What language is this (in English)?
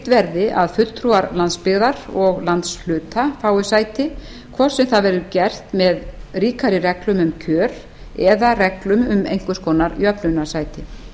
Icelandic